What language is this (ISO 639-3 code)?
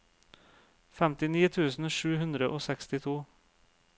nor